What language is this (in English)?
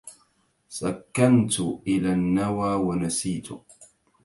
Arabic